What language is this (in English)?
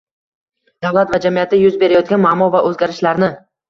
Uzbek